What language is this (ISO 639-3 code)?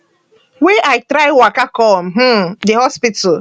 pcm